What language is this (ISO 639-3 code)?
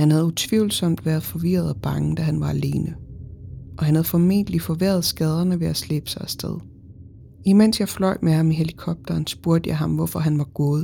dan